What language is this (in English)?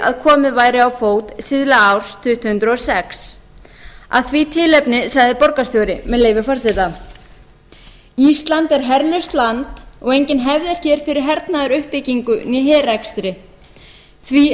Icelandic